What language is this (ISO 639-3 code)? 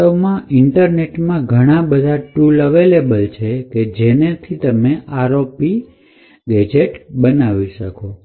guj